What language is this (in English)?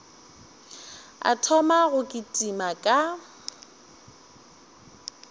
Northern Sotho